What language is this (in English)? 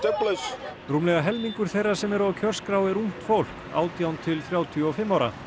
Icelandic